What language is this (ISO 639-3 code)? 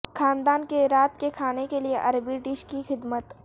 urd